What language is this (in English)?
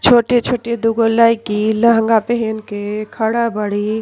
Bhojpuri